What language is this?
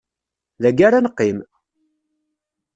Kabyle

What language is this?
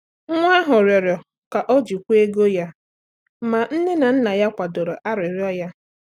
Igbo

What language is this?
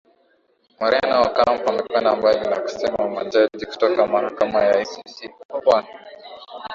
Swahili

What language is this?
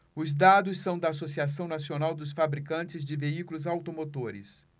Portuguese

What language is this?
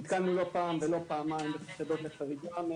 Hebrew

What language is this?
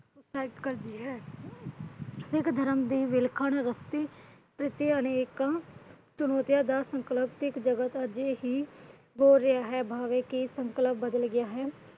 Punjabi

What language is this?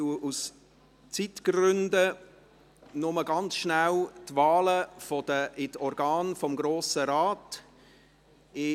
Swiss German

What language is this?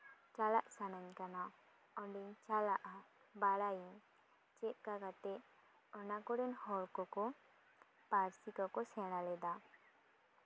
Santali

